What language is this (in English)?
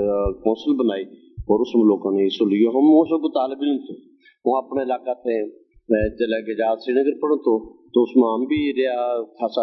Urdu